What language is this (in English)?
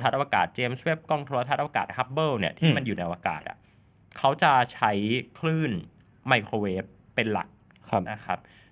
Thai